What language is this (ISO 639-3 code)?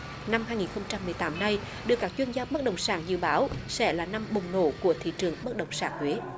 vie